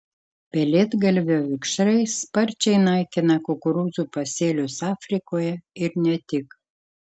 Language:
Lithuanian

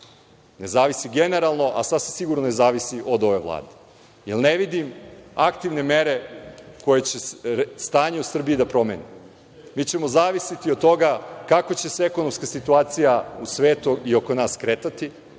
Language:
Serbian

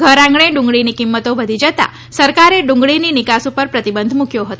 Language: Gujarati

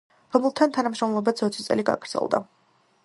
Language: Georgian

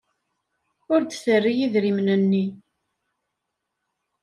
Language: Kabyle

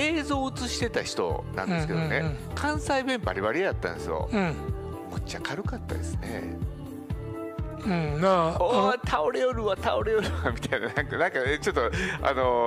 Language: Japanese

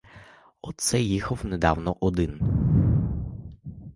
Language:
Ukrainian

